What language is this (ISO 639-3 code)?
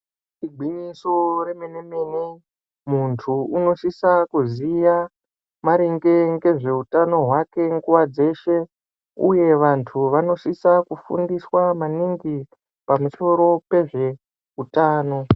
ndc